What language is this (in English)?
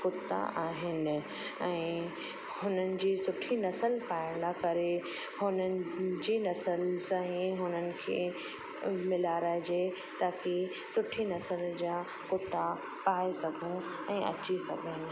Sindhi